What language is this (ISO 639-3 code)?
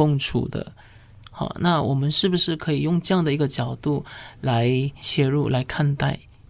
zho